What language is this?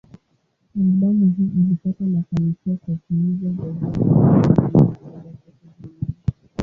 Swahili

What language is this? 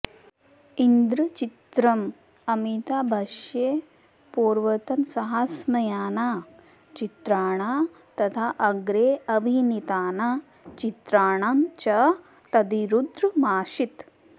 Sanskrit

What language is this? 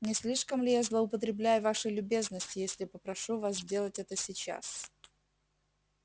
Russian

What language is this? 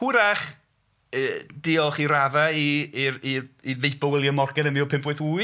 Welsh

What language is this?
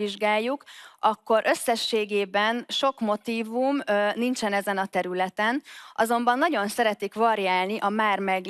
Hungarian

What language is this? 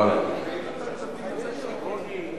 Hebrew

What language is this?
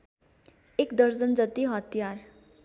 Nepali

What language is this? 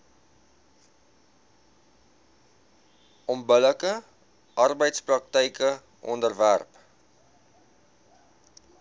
Afrikaans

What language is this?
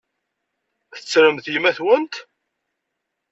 Kabyle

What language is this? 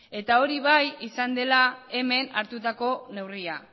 Basque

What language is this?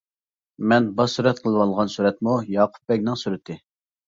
Uyghur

